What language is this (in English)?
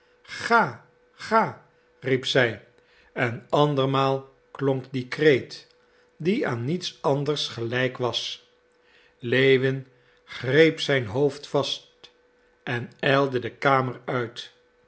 Dutch